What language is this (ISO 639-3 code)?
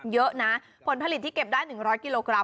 tha